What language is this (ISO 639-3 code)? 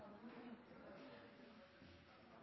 nob